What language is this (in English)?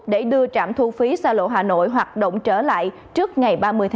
Vietnamese